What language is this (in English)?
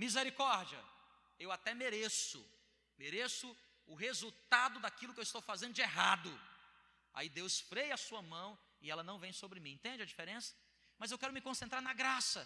Portuguese